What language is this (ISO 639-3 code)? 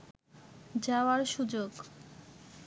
ben